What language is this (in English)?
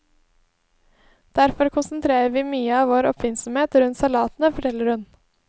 Norwegian